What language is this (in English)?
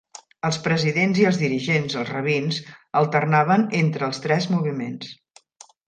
Catalan